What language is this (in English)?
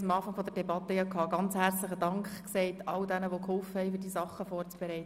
Swiss German